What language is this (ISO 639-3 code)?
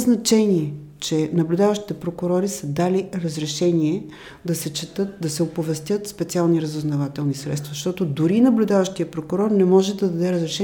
bul